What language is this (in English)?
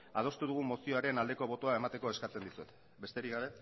Basque